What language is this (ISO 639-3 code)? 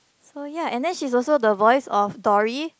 eng